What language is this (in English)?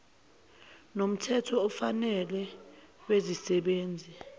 Zulu